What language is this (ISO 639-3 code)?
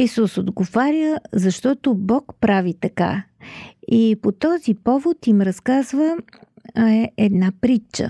bul